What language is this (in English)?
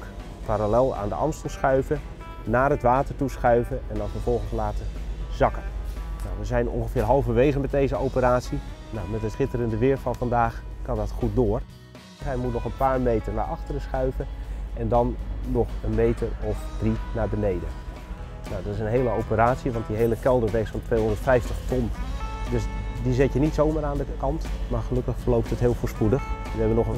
Dutch